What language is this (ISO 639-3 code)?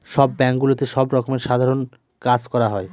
ben